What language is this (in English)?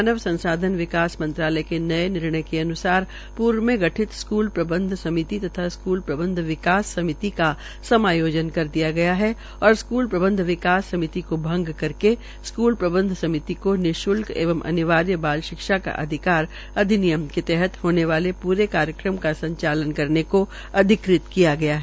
Hindi